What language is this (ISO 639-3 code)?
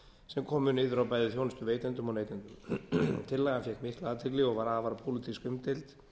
isl